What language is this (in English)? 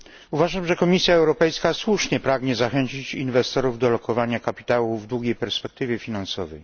Polish